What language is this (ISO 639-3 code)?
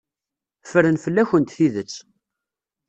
kab